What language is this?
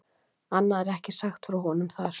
Icelandic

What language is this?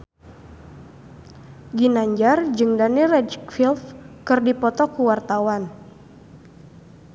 Sundanese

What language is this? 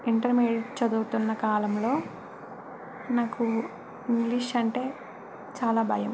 Telugu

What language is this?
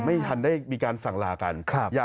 Thai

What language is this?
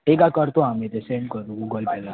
Marathi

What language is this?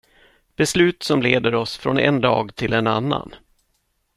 Swedish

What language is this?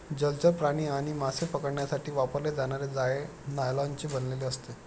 Marathi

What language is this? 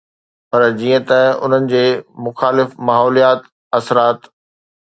Sindhi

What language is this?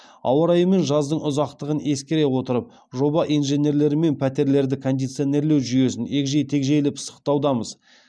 Kazakh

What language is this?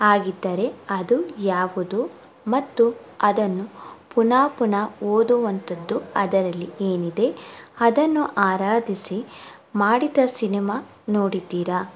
Kannada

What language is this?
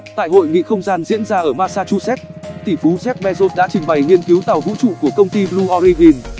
Vietnamese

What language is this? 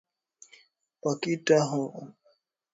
Swahili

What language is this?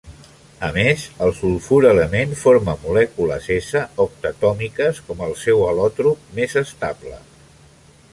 Catalan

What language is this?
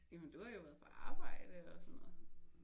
Danish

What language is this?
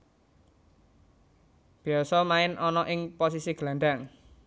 Javanese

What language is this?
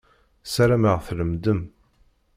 Kabyle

